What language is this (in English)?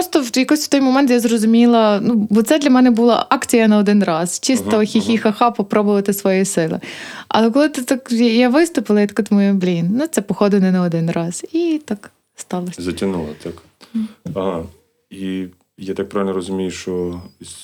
Ukrainian